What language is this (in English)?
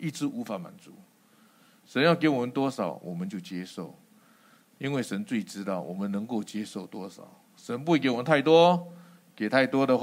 Chinese